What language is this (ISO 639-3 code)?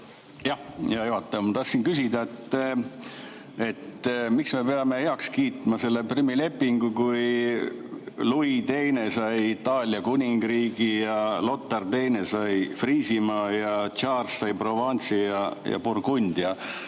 est